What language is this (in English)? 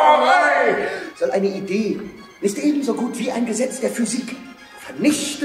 German